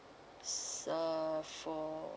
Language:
English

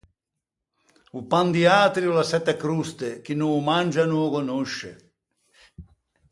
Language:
Ligurian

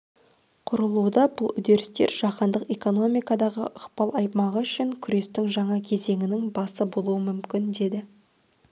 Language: Kazakh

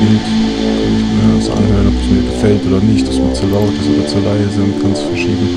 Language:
German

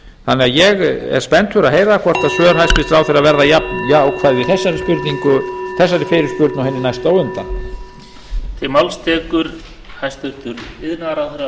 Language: Icelandic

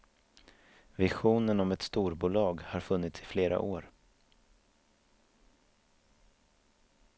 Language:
Swedish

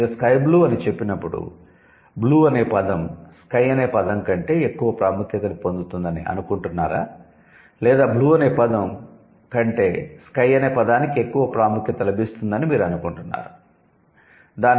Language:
Telugu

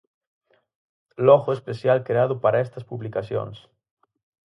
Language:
Galician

